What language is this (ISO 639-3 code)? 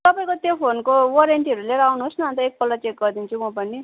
nep